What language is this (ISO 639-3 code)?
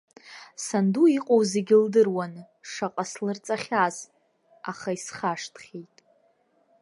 abk